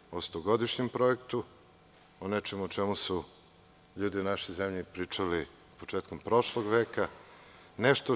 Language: Serbian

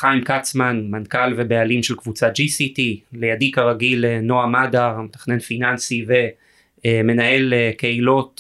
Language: Hebrew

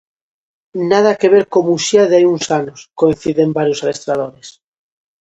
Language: Galician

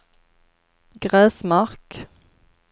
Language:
Swedish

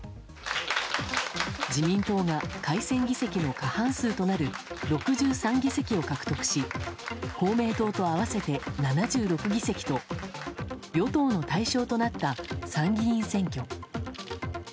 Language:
Japanese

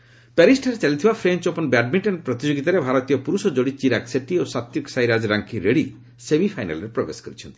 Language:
Odia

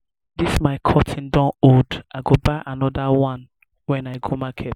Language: Nigerian Pidgin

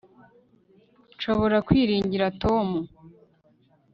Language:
Kinyarwanda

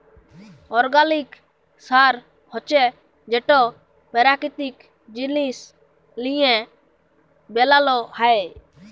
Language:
Bangla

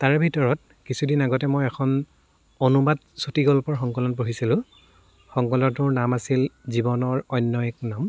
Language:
Assamese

